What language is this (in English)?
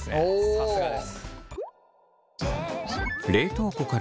Japanese